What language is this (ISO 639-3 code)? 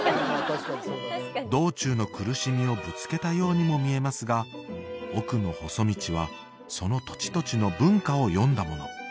jpn